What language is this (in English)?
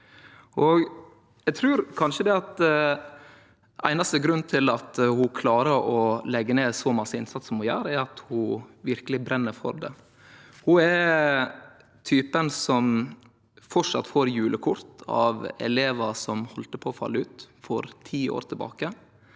Norwegian